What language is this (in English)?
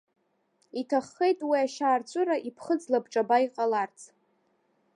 Abkhazian